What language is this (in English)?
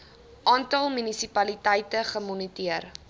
Afrikaans